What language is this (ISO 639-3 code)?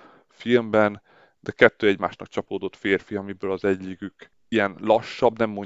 hun